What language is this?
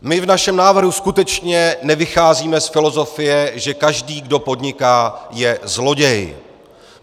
Czech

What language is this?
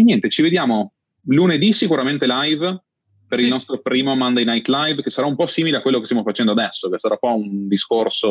Italian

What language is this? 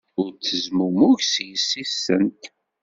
Kabyle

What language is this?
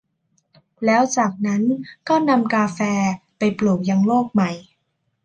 Thai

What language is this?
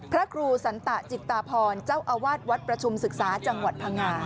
Thai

